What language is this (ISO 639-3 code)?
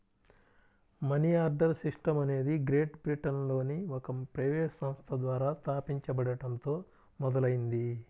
tel